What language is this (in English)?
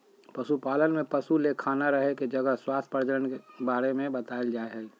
Magahi